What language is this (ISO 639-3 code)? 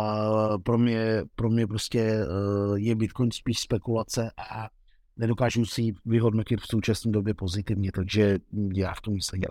ces